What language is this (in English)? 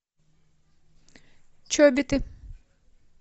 Russian